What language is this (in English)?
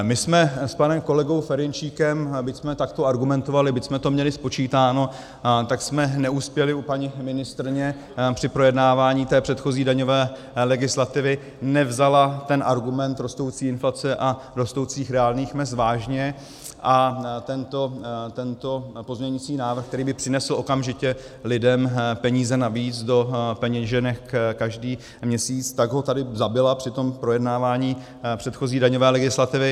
Czech